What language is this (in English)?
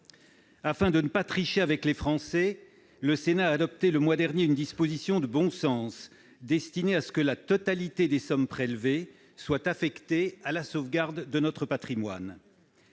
French